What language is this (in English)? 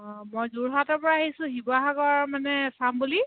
Assamese